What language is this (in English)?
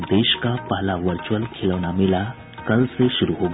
Hindi